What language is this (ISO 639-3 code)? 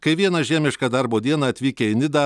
lit